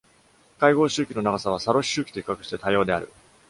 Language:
Japanese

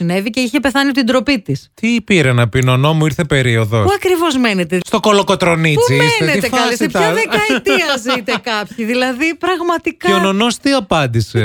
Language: Greek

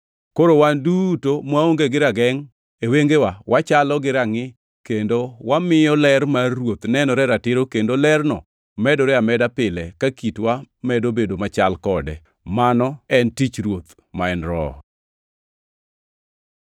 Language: Luo (Kenya and Tanzania)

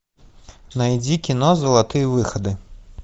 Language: Russian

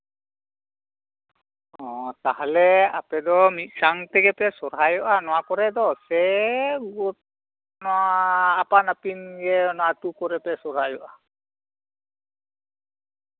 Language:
Santali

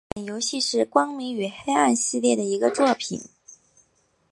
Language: Chinese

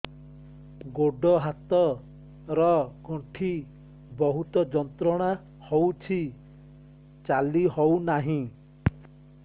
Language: Odia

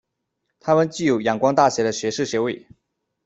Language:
Chinese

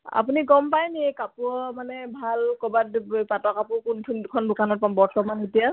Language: Assamese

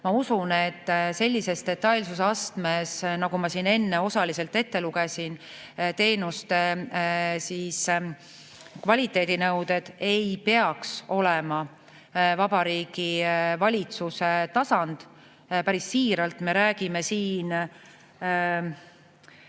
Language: Estonian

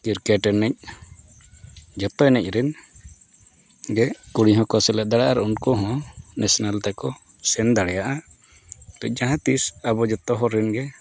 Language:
Santali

